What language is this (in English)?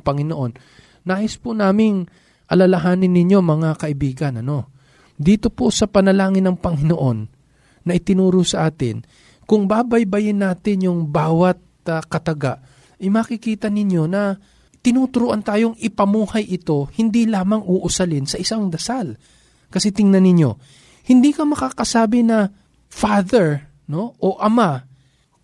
Filipino